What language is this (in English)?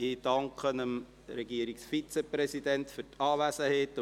Swiss German